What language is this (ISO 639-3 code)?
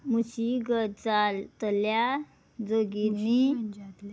kok